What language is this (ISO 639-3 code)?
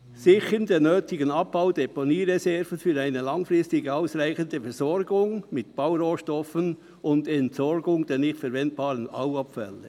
gsw